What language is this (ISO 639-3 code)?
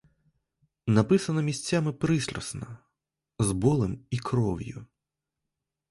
ukr